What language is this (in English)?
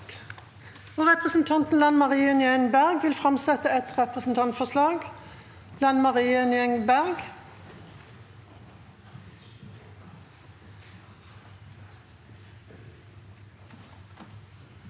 Norwegian